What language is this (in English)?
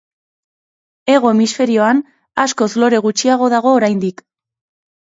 Basque